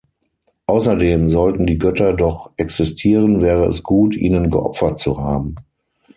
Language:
German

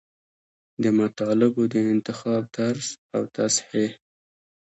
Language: Pashto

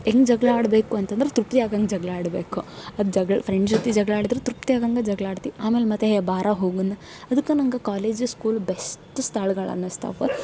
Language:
Kannada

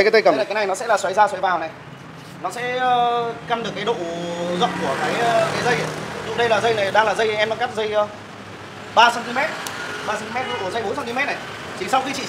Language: Vietnamese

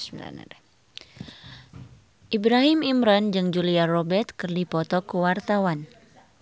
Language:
Sundanese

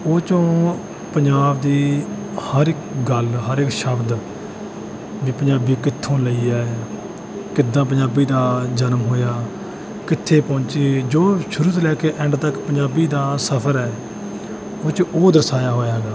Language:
Punjabi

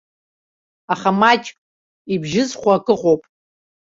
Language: Abkhazian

